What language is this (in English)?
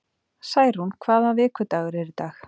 Icelandic